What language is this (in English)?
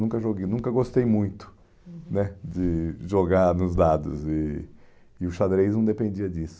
Portuguese